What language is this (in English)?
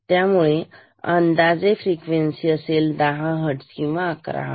Marathi